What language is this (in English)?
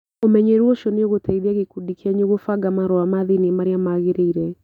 Kikuyu